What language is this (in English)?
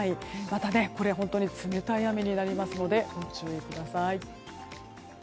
Japanese